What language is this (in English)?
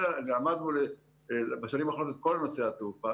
Hebrew